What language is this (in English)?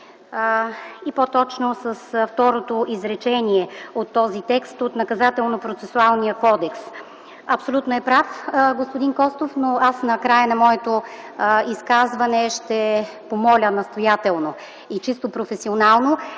Bulgarian